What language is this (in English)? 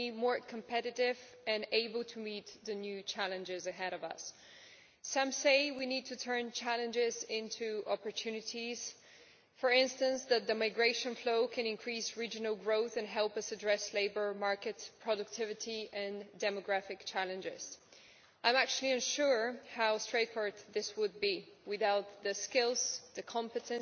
English